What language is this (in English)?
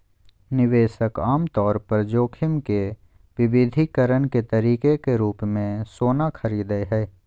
Magahi